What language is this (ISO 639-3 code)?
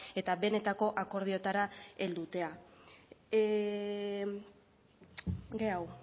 eus